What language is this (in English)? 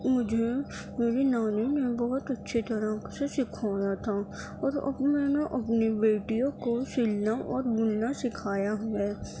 Urdu